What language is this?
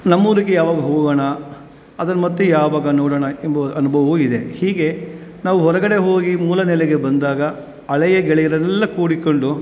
Kannada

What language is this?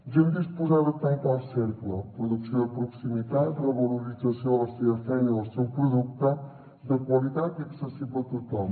Catalan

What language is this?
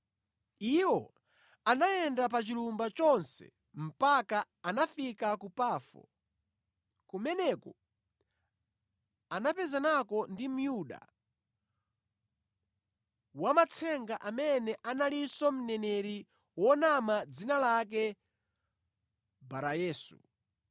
Nyanja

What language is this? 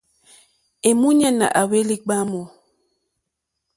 Mokpwe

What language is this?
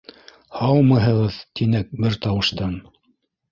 Bashkir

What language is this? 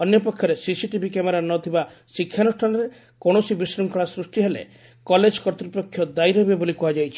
Odia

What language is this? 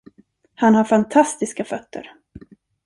Swedish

